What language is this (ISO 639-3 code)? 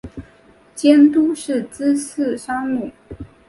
zho